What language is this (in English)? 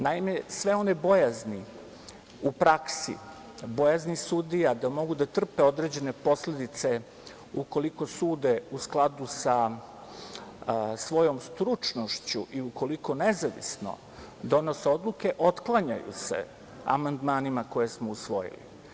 Serbian